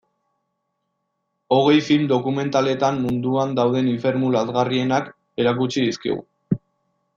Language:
Basque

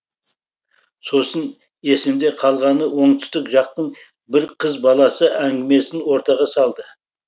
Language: Kazakh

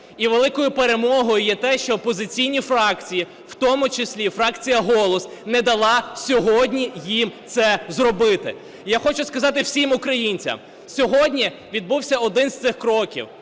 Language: Ukrainian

